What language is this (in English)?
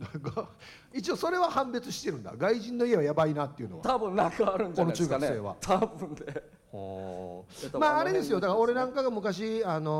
Japanese